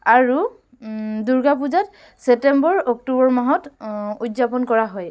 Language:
Assamese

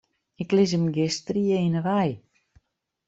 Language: Western Frisian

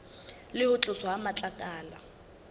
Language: Southern Sotho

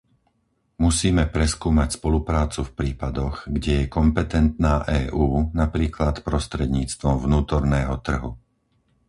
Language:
Slovak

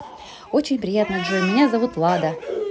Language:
Russian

